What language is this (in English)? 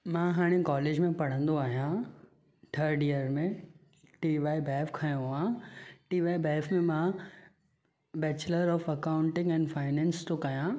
Sindhi